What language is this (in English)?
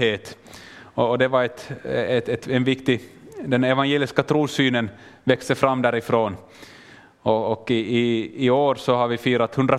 Swedish